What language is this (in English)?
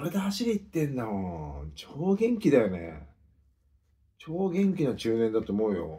Japanese